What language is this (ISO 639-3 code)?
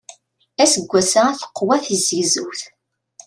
kab